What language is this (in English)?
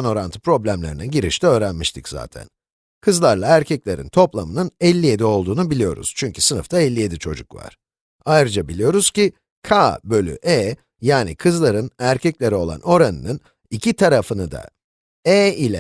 Turkish